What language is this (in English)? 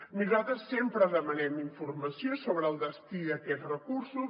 Catalan